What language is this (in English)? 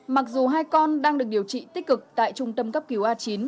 Vietnamese